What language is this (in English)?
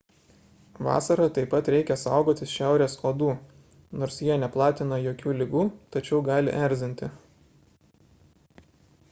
Lithuanian